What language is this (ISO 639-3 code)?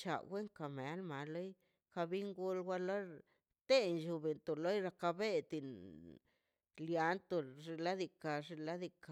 zpy